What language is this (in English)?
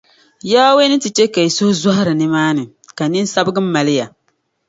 Dagbani